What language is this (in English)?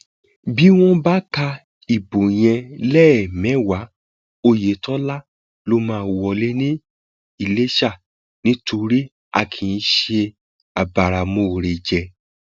Yoruba